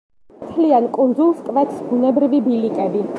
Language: Georgian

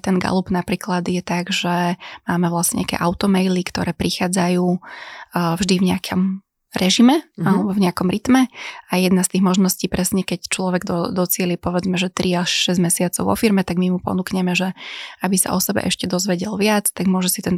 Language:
Slovak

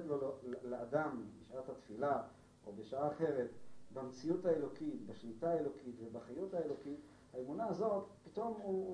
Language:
Hebrew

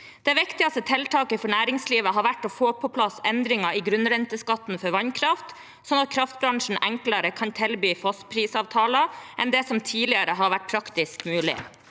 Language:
Norwegian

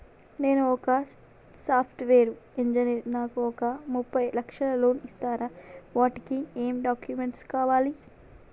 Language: Telugu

